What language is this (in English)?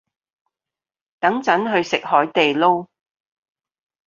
Cantonese